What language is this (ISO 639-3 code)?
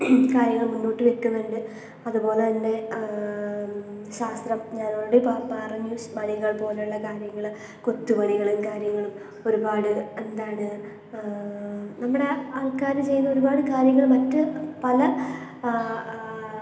mal